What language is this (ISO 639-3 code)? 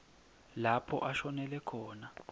ssw